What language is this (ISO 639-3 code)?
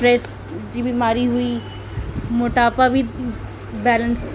snd